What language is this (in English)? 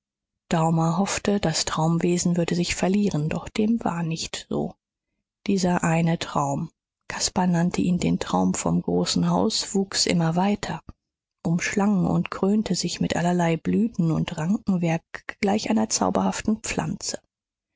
German